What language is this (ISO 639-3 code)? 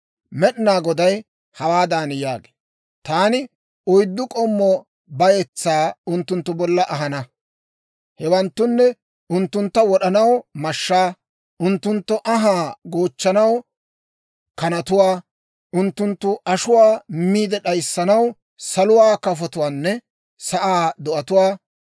dwr